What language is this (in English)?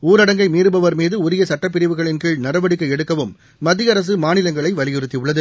Tamil